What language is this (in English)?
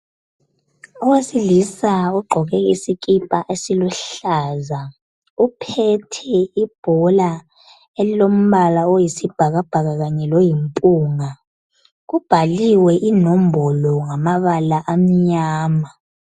North Ndebele